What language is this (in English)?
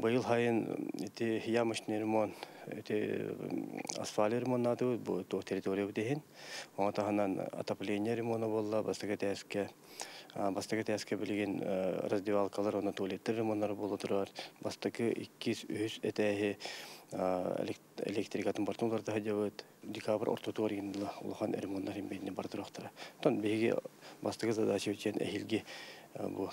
Turkish